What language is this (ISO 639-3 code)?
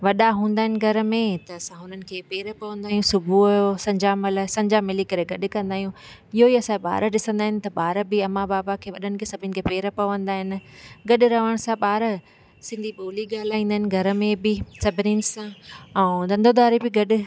snd